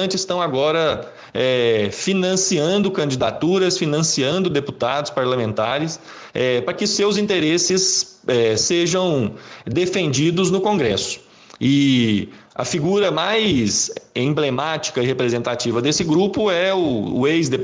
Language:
Portuguese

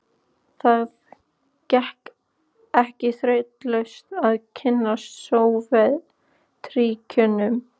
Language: Icelandic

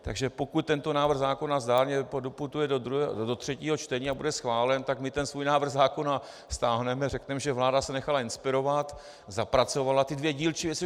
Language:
Czech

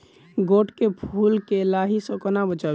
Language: Maithili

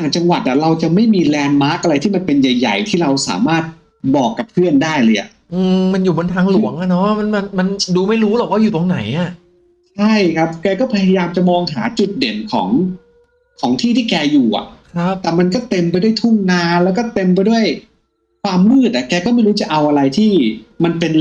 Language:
Thai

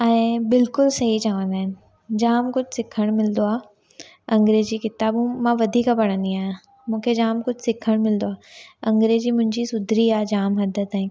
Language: Sindhi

